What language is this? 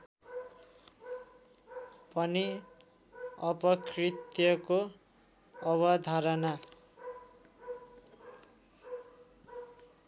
Nepali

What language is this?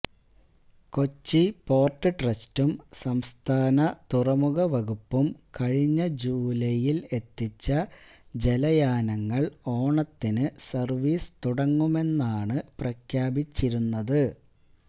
Malayalam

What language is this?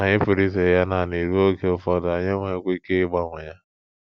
Igbo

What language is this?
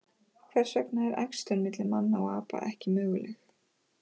Icelandic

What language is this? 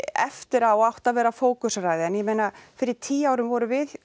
Icelandic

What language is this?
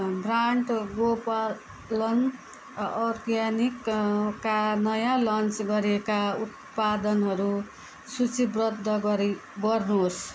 Nepali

